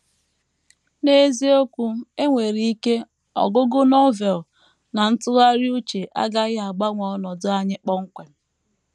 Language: Igbo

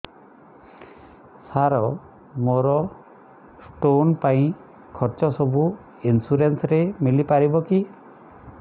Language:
Odia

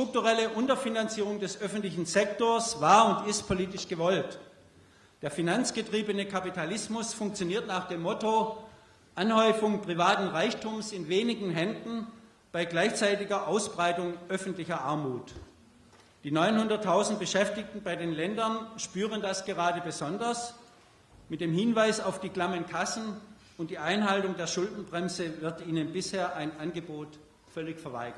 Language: German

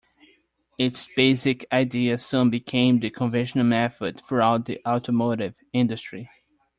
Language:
English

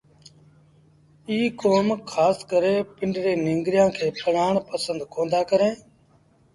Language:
Sindhi Bhil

